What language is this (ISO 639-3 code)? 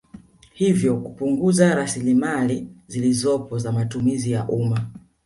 swa